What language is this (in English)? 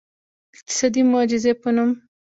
Pashto